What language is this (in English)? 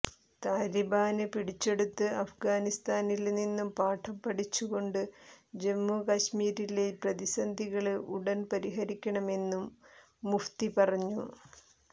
Malayalam